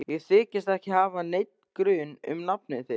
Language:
Icelandic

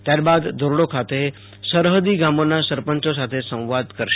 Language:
Gujarati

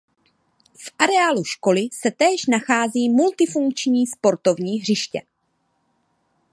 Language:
Czech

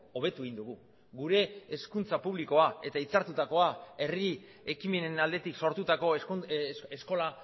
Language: Basque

